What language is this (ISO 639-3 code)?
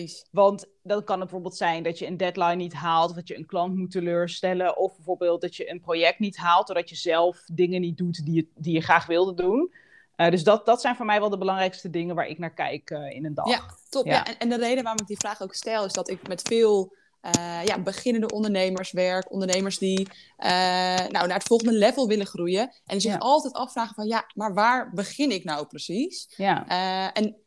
nld